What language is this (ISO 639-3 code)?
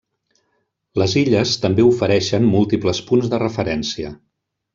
cat